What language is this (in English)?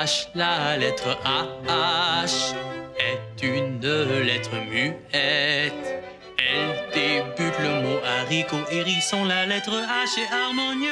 French